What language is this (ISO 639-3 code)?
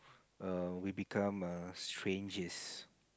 eng